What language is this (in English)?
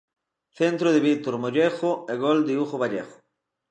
Galician